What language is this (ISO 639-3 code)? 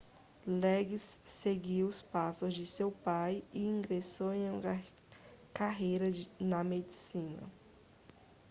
por